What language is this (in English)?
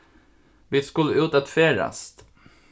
Faroese